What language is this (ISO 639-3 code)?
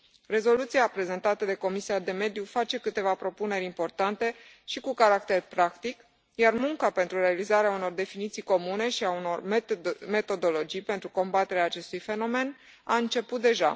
ron